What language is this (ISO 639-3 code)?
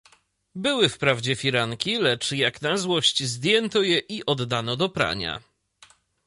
pol